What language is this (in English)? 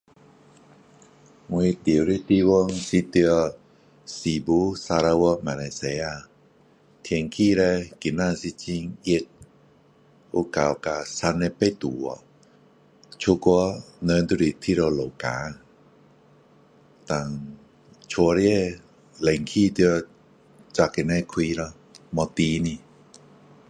Min Dong Chinese